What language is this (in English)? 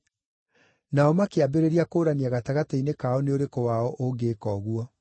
Kikuyu